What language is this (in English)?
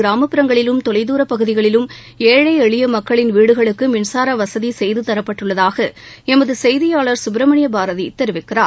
Tamil